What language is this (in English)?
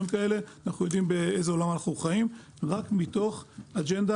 Hebrew